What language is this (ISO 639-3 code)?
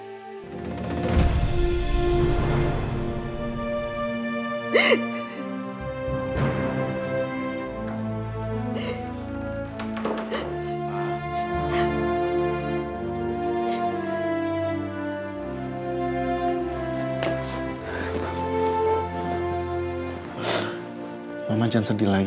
ind